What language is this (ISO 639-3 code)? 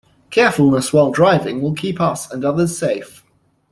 eng